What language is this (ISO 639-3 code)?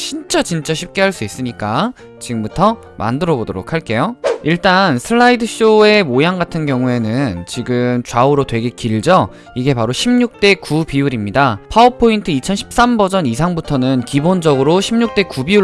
kor